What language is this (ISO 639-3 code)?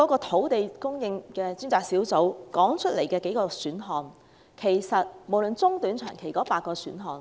yue